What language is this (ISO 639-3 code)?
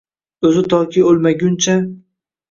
uzb